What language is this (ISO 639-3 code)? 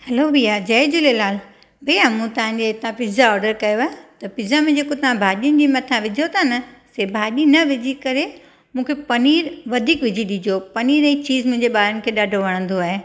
snd